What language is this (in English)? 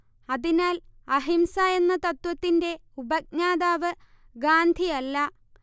Malayalam